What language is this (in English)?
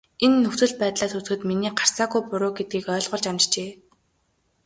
Mongolian